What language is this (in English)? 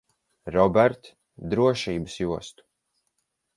Latvian